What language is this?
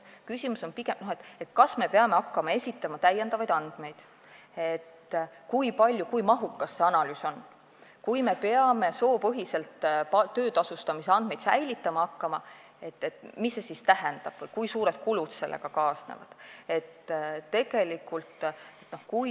Estonian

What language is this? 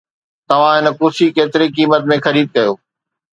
Sindhi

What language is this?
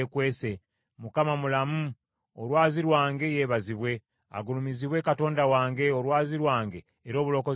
Ganda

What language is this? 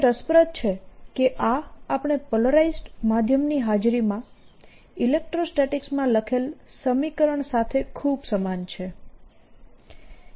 Gujarati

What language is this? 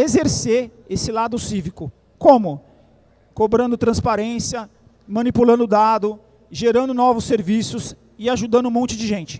Portuguese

